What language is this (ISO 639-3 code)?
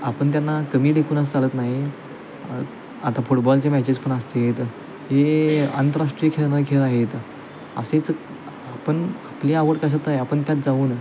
mar